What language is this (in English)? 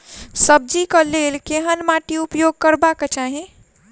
Maithili